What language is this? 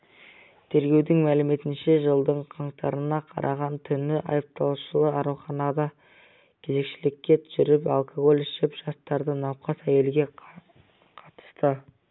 Kazakh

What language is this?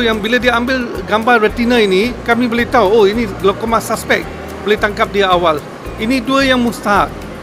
Malay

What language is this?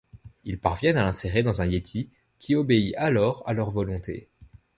French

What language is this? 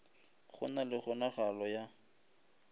Northern Sotho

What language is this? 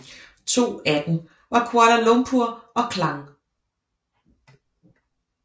Danish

